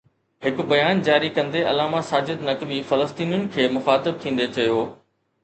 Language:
Sindhi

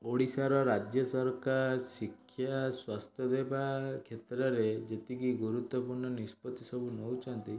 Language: Odia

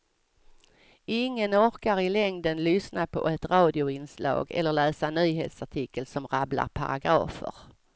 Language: Swedish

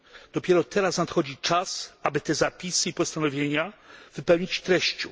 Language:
Polish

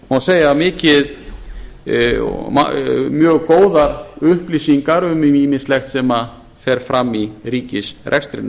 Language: Icelandic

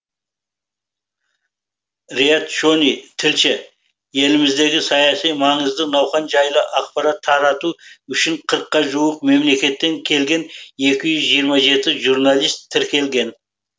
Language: Kazakh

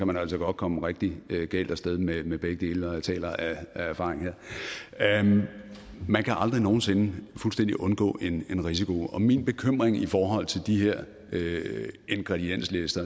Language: Danish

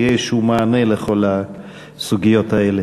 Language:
Hebrew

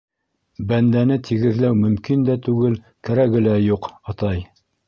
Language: Bashkir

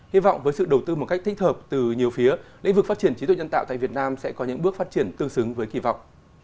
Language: Vietnamese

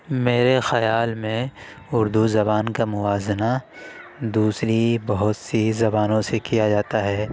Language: Urdu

